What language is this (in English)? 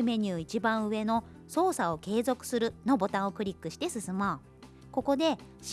Japanese